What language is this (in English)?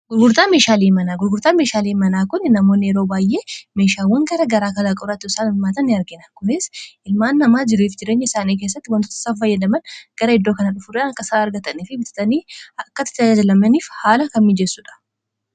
Oromo